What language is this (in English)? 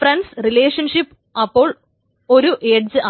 Malayalam